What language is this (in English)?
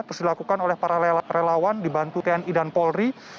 Indonesian